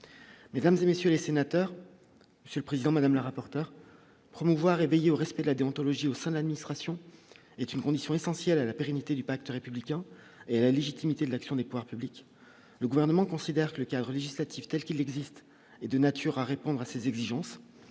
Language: French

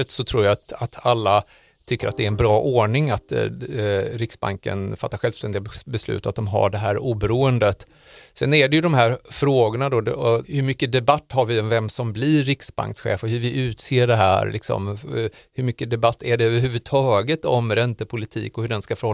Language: Swedish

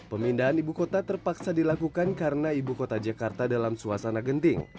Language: Indonesian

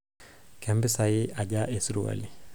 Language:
Masai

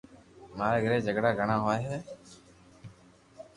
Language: Loarki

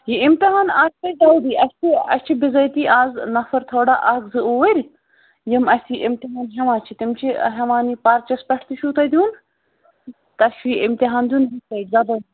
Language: Kashmiri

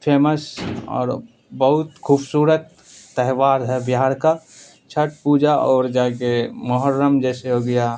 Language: Urdu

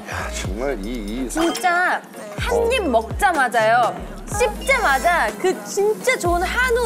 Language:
Korean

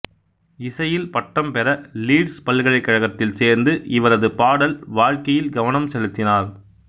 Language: Tamil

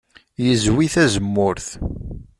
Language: Kabyle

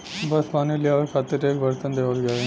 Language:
Bhojpuri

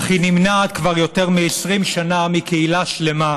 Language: Hebrew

